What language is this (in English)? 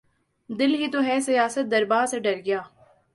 Urdu